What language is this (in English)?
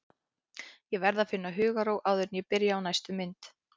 Icelandic